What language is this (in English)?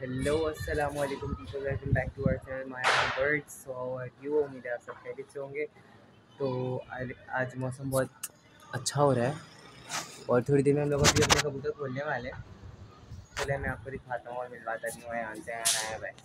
Hindi